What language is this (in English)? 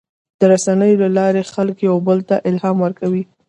Pashto